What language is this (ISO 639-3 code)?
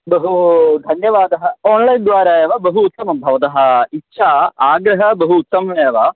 san